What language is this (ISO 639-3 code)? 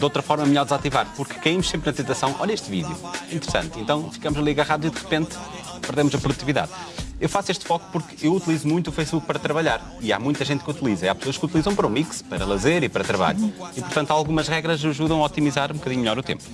por